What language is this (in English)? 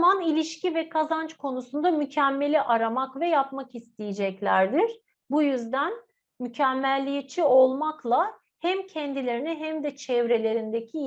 Turkish